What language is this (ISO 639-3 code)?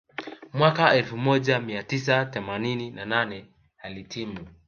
swa